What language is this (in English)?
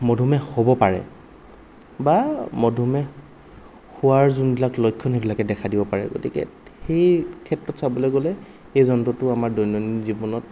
Assamese